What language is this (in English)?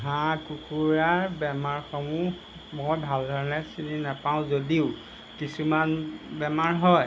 Assamese